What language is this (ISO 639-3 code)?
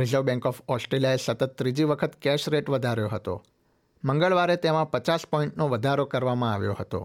guj